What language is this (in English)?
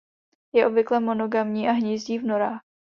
Czech